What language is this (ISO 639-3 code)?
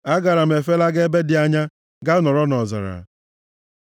ibo